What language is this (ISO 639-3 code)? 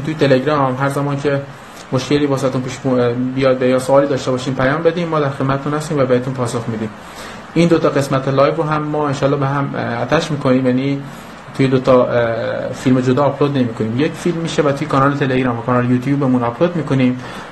fas